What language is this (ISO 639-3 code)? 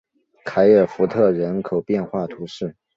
zho